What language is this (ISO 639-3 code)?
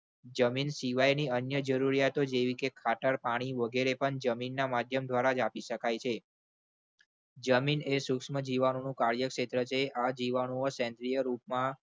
guj